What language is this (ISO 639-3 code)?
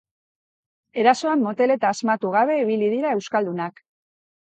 eus